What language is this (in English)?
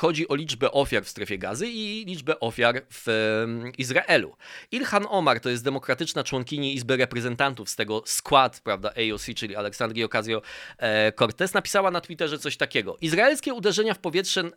Polish